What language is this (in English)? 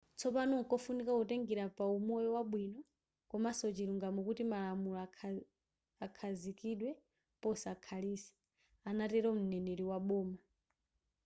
Nyanja